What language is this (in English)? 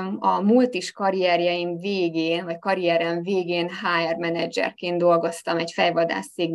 Hungarian